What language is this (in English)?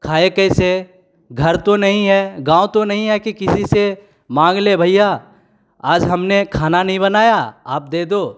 Hindi